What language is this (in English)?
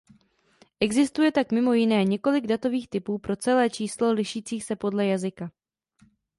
Czech